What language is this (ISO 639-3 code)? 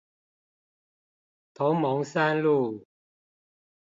zho